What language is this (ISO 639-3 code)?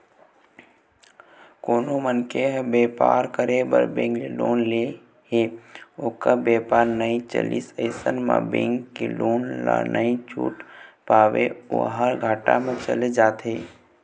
hne